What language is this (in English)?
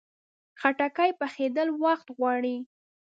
Pashto